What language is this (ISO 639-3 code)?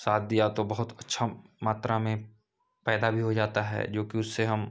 hin